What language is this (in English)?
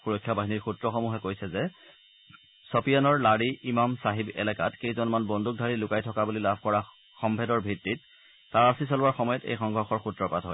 Assamese